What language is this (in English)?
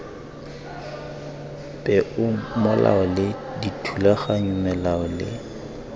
Tswana